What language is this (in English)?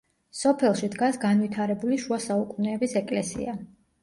Georgian